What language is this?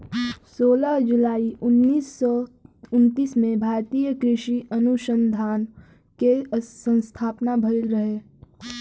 Bhojpuri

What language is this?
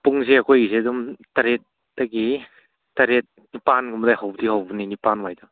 Manipuri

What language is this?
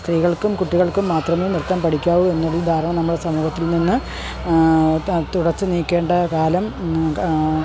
Malayalam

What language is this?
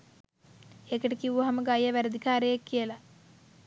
Sinhala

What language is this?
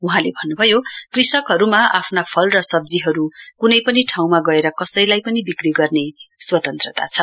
Nepali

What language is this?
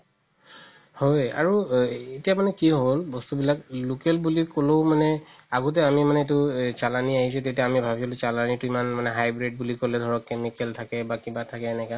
Assamese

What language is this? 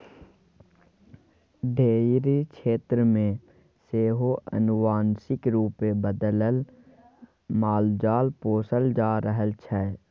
Maithili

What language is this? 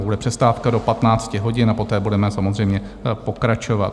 Czech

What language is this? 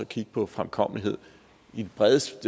Danish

